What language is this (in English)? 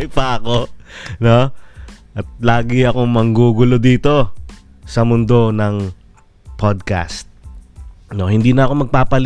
Filipino